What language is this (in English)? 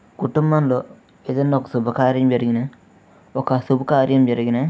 Telugu